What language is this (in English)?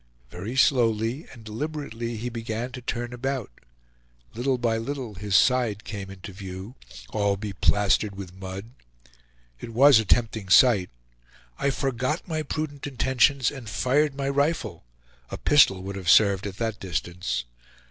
English